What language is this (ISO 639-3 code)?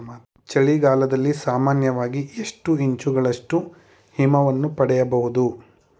kan